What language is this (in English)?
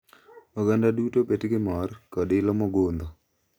Luo (Kenya and Tanzania)